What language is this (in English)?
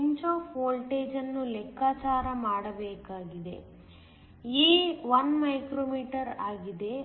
Kannada